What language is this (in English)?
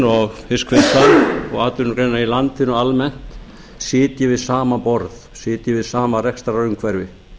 Icelandic